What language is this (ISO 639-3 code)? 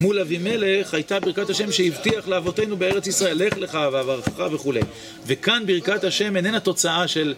heb